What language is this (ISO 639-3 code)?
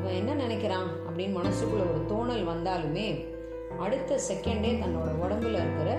tam